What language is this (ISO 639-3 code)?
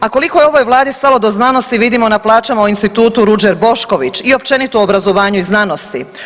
hrv